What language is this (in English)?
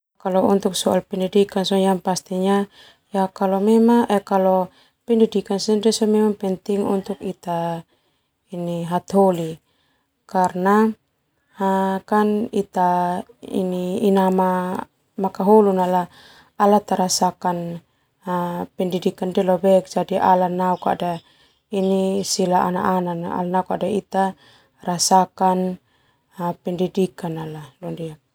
Termanu